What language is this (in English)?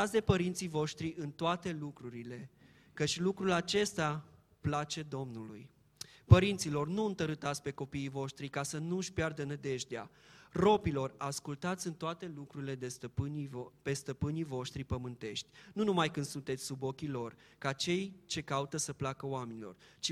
Romanian